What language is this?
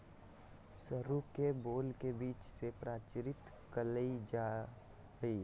Magahi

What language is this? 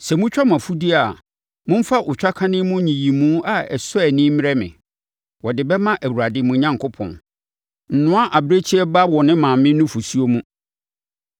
Akan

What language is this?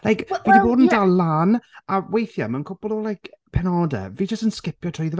Welsh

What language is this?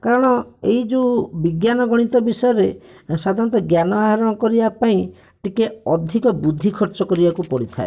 Odia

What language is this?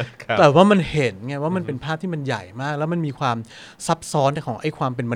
Thai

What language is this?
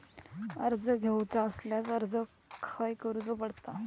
Marathi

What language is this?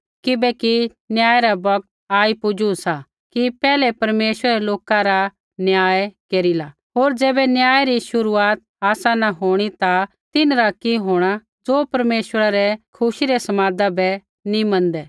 Kullu Pahari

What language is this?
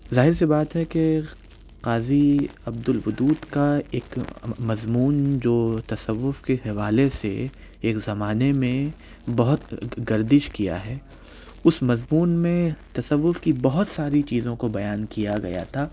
Urdu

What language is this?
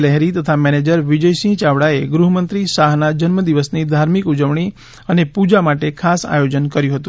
Gujarati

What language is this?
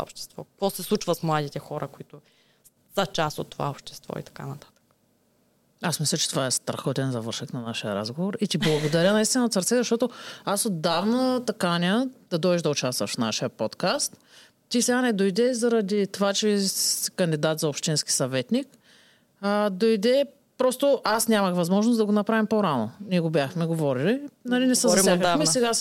Bulgarian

